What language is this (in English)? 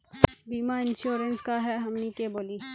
Magahi